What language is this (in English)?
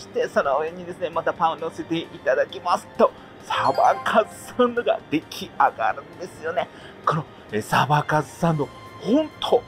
Japanese